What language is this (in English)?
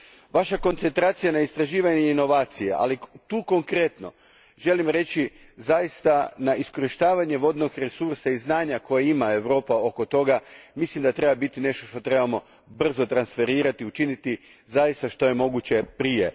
Croatian